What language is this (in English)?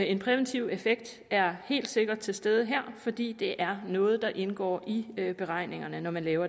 Danish